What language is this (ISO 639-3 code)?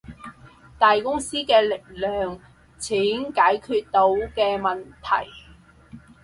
yue